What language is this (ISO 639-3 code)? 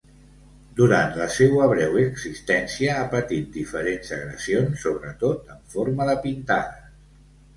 cat